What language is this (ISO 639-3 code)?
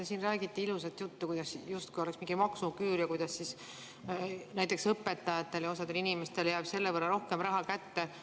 est